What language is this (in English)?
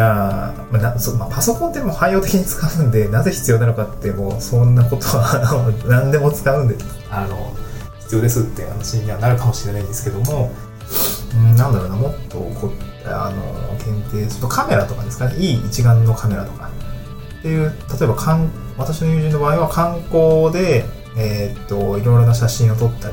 Japanese